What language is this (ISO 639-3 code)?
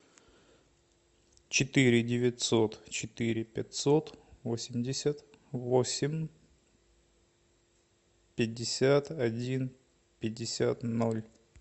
rus